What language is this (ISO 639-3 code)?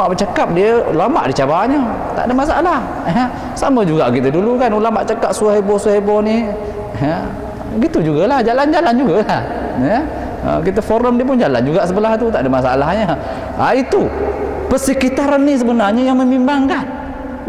msa